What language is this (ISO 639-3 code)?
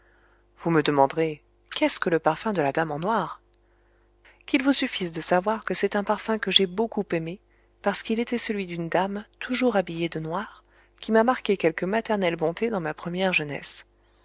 fra